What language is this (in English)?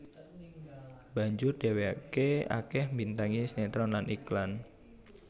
Javanese